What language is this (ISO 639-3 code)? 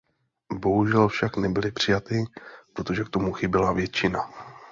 ces